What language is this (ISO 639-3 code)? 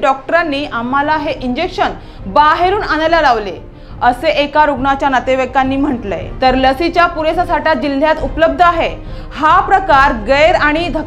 nld